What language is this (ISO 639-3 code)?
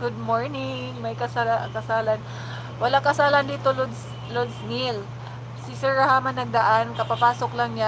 fil